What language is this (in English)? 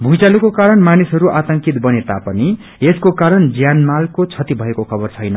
Nepali